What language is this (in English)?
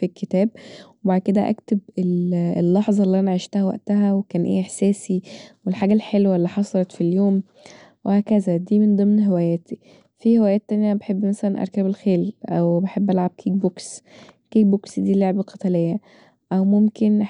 Egyptian Arabic